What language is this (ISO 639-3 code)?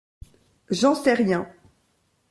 fra